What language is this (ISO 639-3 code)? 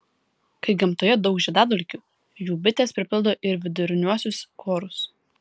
lit